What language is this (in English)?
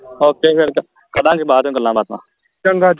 Punjabi